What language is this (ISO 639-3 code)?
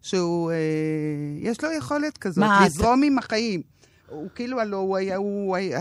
heb